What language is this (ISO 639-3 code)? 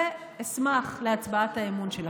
heb